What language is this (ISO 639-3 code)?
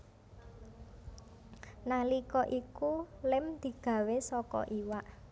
jav